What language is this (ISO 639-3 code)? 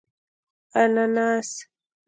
pus